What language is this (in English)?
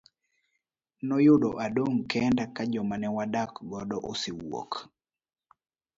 Luo (Kenya and Tanzania)